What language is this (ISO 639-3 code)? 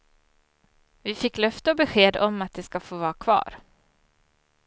swe